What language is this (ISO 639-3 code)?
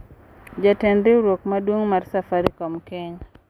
luo